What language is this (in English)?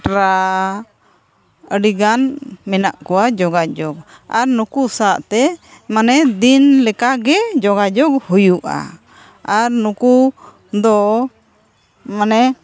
Santali